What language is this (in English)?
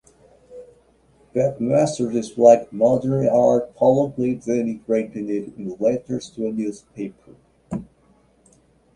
English